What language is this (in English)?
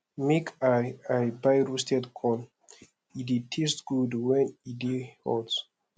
Nigerian Pidgin